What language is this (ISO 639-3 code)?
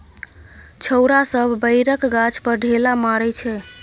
mai